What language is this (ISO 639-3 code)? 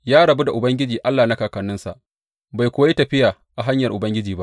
hau